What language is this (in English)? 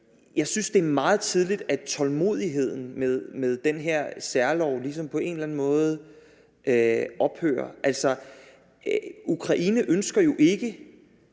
Danish